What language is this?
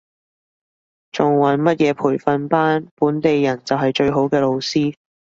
Cantonese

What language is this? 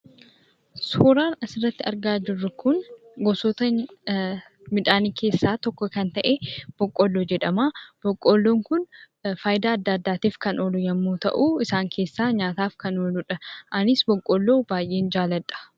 Oromo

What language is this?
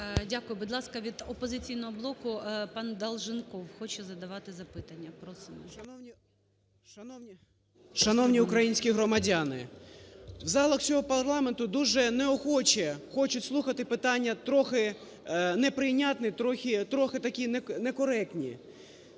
Ukrainian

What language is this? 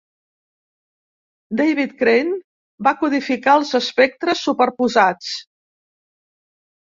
Catalan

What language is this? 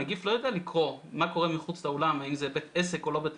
Hebrew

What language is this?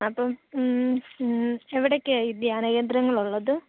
Malayalam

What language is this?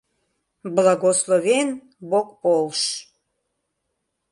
Mari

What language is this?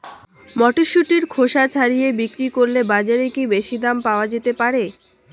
Bangla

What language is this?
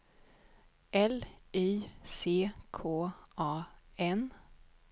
Swedish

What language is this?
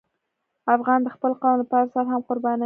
Pashto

